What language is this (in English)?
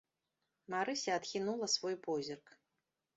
Belarusian